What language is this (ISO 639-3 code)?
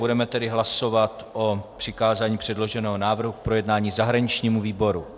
ces